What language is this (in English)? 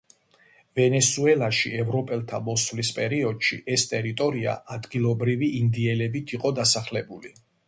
Georgian